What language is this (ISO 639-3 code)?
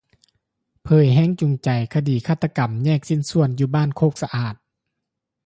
lao